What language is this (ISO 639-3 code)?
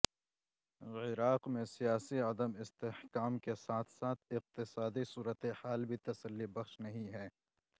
urd